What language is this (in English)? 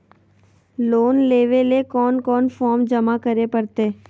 Magahi